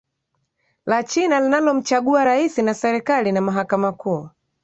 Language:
Swahili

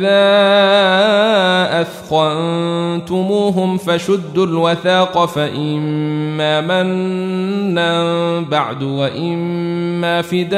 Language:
Arabic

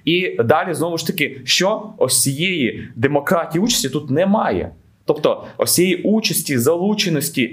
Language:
Ukrainian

